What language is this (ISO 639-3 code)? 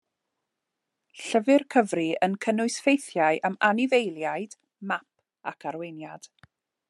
cym